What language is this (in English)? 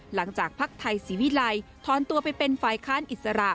Thai